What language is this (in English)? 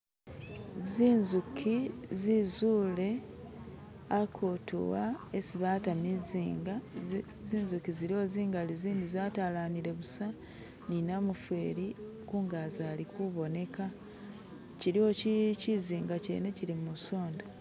Masaaba